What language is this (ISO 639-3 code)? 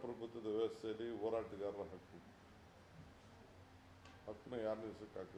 kan